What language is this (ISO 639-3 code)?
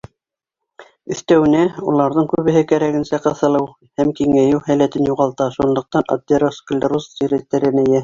bak